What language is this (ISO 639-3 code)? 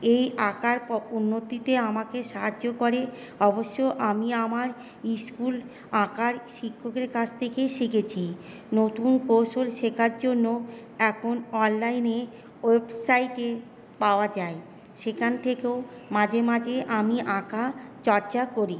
ben